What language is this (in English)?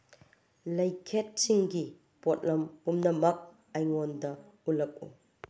Manipuri